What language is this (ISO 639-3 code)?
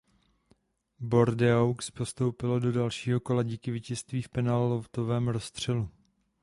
ces